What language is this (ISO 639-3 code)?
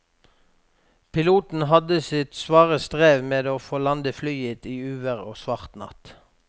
nor